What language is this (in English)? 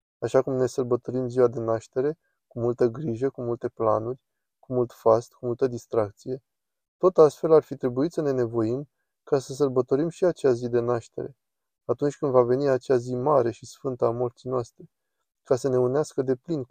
Romanian